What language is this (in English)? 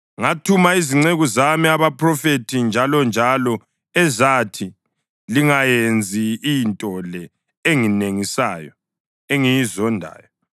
North Ndebele